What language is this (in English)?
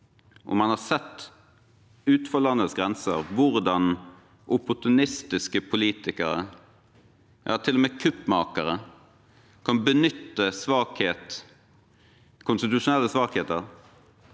Norwegian